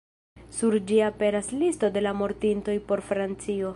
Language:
Esperanto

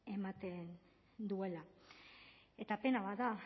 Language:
Basque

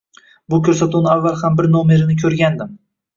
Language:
Uzbek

